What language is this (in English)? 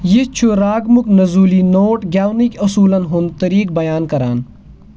Kashmiri